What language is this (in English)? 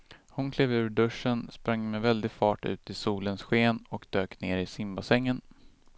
Swedish